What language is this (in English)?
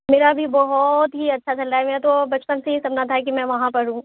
Urdu